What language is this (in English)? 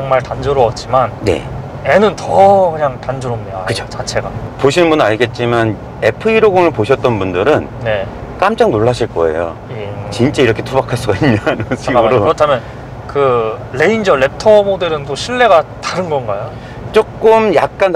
Korean